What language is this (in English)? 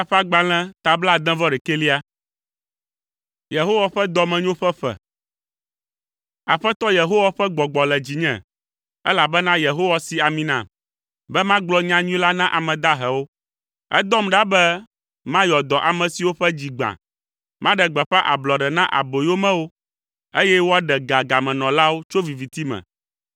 Ewe